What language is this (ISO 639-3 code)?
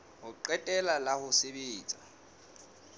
sot